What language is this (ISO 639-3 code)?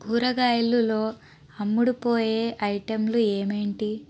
tel